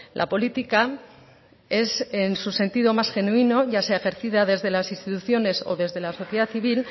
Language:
Spanish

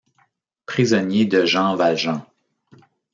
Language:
French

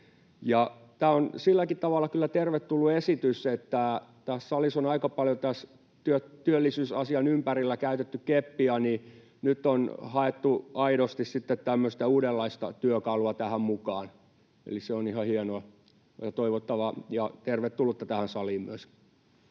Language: Finnish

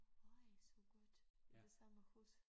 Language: Danish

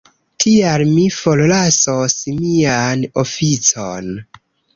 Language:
Esperanto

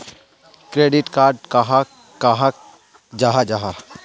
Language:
Magahi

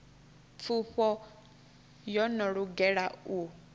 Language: Venda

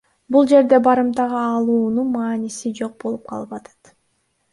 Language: Kyrgyz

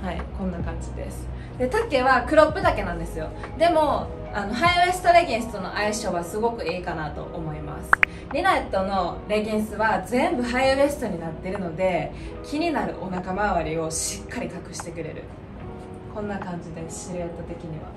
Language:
Japanese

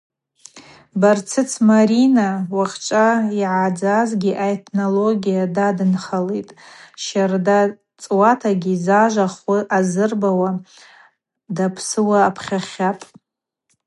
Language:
Abaza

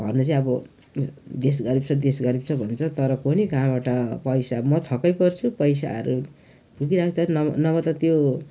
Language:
Nepali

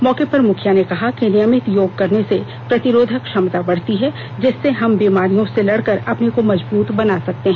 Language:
Hindi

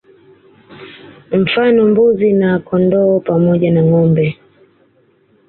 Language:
Swahili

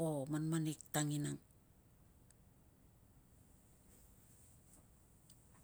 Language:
Tungag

